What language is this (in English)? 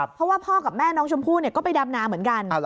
Thai